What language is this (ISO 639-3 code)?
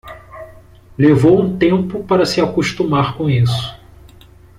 por